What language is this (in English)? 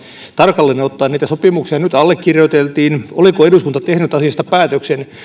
Finnish